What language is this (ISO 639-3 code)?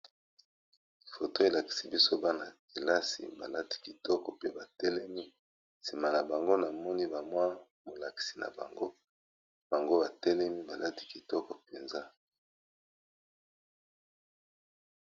lin